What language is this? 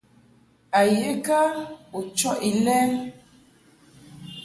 Mungaka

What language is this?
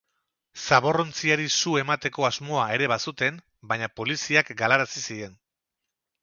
Basque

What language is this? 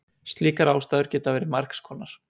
Icelandic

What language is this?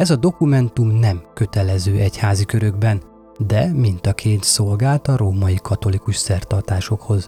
Hungarian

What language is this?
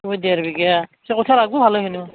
Assamese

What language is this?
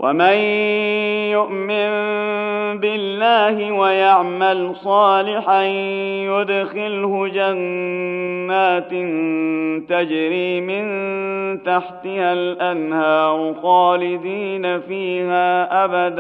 Arabic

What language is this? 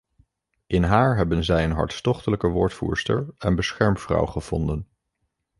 Dutch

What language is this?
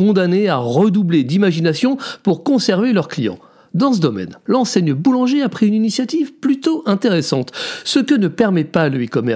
French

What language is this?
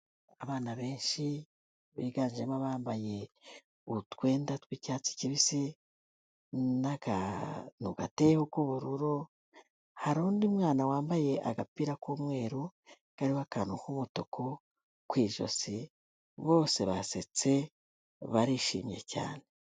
Kinyarwanda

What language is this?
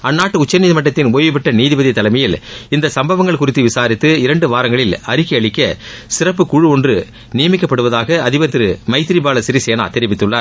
Tamil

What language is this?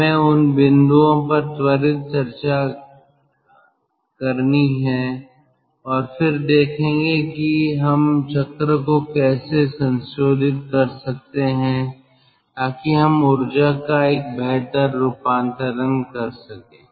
Hindi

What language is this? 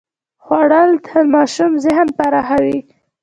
Pashto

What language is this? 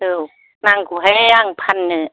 Bodo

